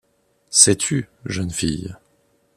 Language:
French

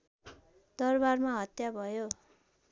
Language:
Nepali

